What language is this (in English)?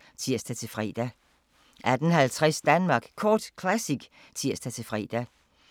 Danish